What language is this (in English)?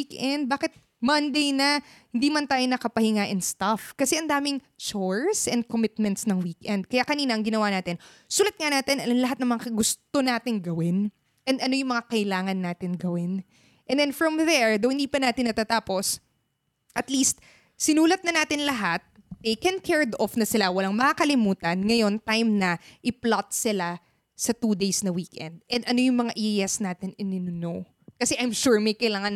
Filipino